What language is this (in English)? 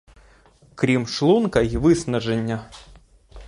Ukrainian